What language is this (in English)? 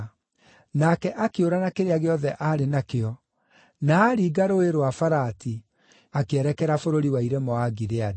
Kikuyu